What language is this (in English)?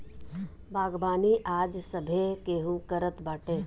Bhojpuri